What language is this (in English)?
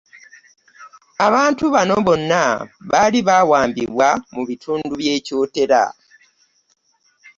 Ganda